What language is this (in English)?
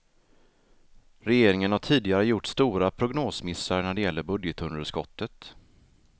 Swedish